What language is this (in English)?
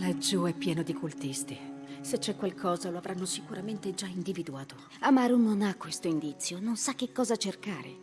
Italian